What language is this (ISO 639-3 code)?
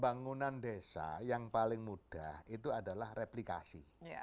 ind